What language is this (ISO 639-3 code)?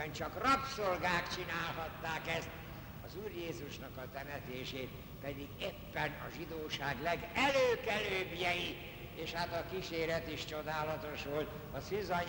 hun